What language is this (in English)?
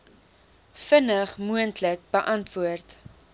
Afrikaans